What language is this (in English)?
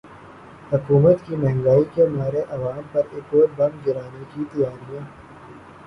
Urdu